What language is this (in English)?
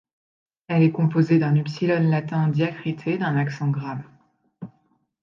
French